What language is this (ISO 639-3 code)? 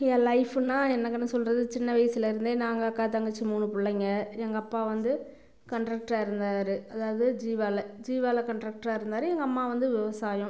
tam